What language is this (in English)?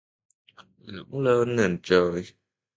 Vietnamese